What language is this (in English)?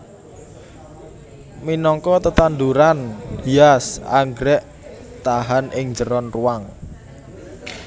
Javanese